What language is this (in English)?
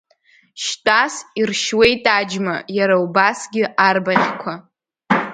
Abkhazian